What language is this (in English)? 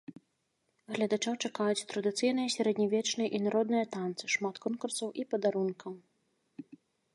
Belarusian